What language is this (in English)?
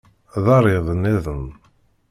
Kabyle